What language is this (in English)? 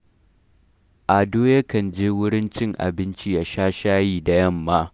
Hausa